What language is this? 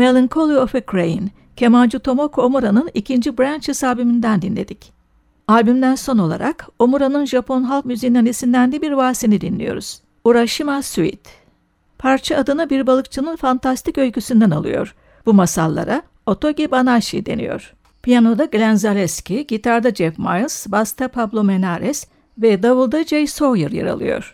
Turkish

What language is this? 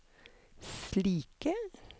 Norwegian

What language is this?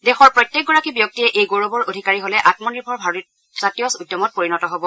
Assamese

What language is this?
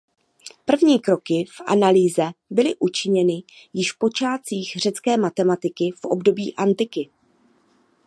Czech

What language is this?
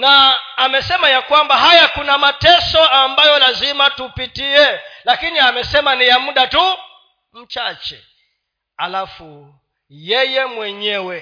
Swahili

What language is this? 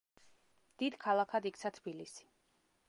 Georgian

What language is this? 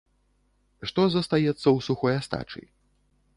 Belarusian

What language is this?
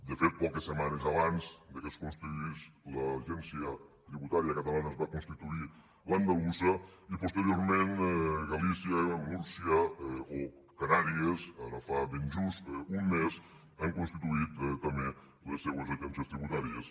Catalan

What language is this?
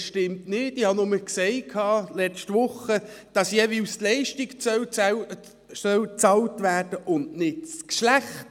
Swiss German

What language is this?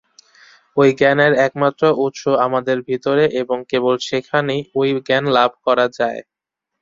Bangla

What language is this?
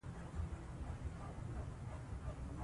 Pashto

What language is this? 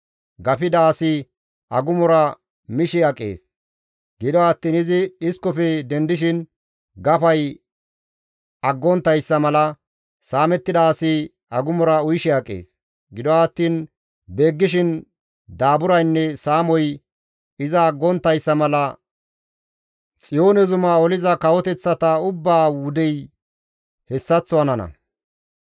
Gamo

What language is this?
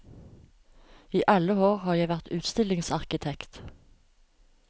Norwegian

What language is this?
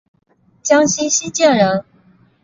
Chinese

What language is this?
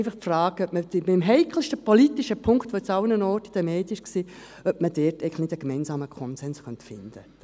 Swiss German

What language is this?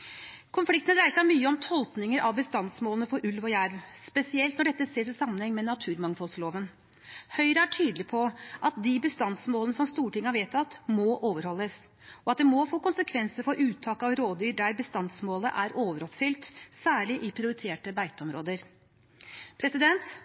Norwegian Bokmål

